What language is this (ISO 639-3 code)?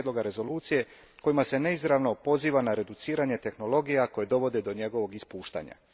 hrv